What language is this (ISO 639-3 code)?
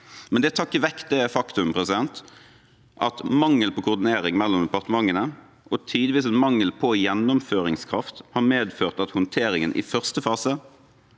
nor